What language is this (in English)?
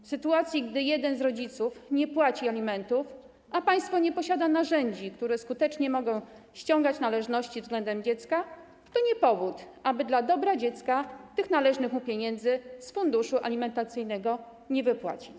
Polish